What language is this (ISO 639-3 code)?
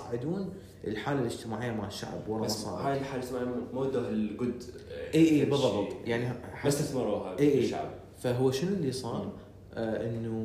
ara